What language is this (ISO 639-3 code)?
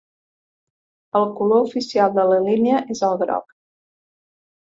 cat